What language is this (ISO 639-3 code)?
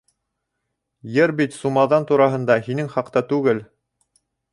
bak